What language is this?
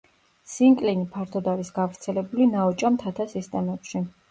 Georgian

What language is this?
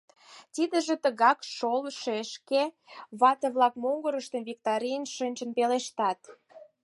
Mari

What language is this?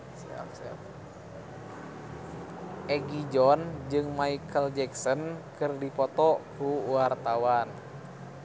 Sundanese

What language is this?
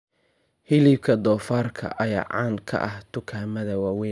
Somali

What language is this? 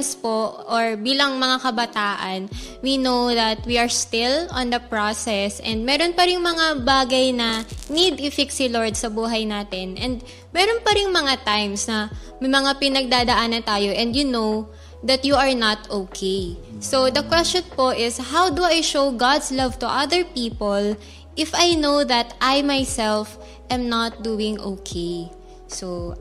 Filipino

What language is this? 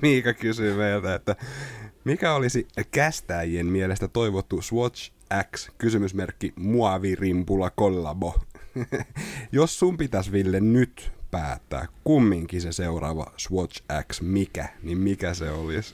Finnish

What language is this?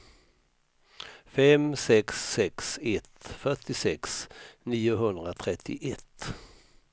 Swedish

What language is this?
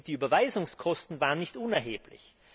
German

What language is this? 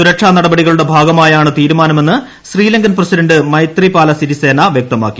Malayalam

